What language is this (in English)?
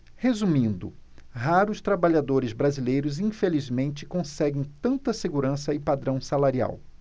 Portuguese